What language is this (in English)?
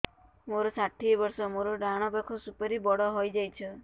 Odia